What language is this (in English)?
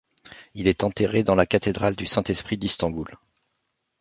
French